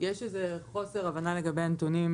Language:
Hebrew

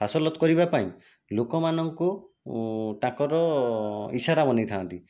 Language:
Odia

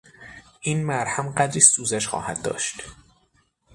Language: Persian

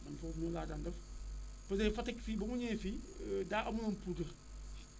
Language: Wolof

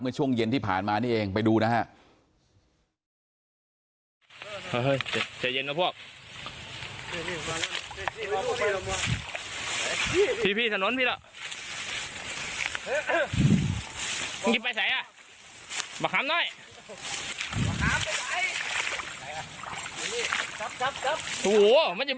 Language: Thai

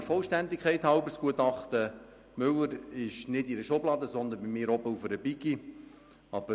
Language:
Swiss German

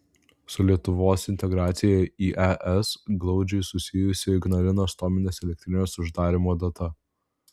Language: Lithuanian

